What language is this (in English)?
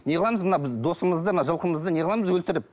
Kazakh